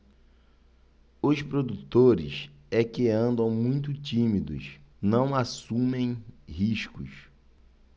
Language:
Portuguese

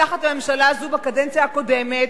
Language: Hebrew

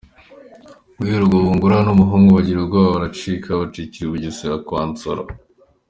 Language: Kinyarwanda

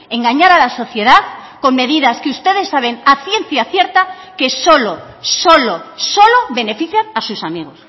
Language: Spanish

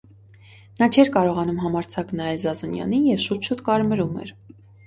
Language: Armenian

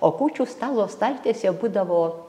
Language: Lithuanian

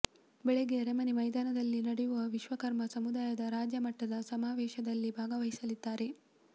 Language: Kannada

